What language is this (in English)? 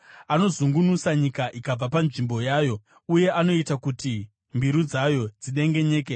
Shona